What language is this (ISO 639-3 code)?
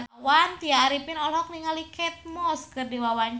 sun